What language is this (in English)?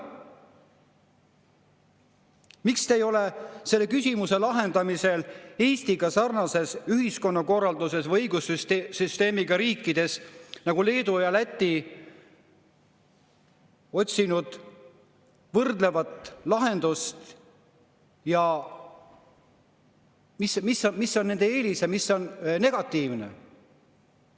Estonian